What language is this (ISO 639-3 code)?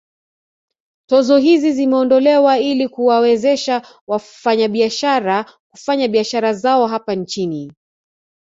swa